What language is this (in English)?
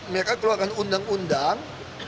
Indonesian